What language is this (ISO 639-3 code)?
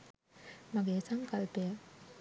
sin